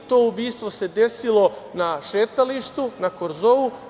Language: Serbian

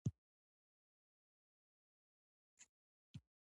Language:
Pashto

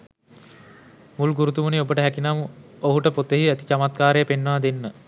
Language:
Sinhala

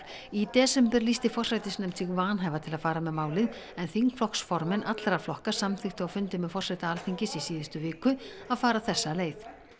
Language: Icelandic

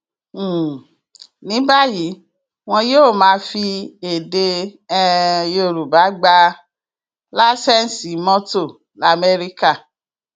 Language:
Yoruba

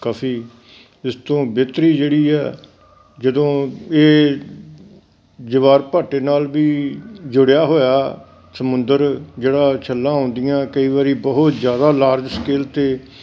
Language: Punjabi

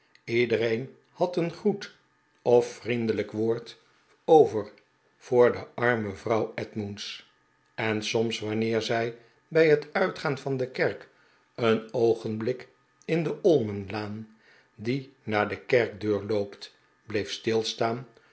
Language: Dutch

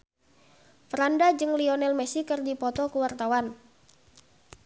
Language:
Sundanese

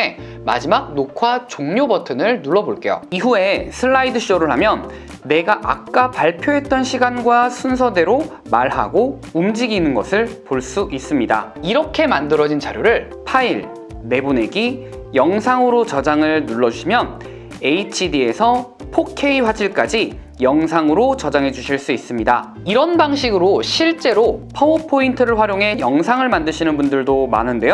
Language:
Korean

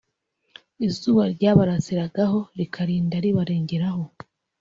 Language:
Kinyarwanda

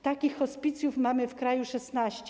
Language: Polish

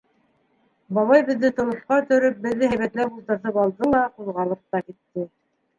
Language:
Bashkir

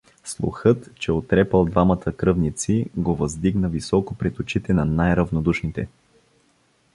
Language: Bulgarian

